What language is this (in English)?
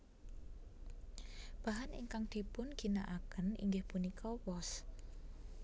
Javanese